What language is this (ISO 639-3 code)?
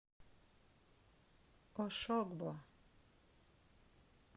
rus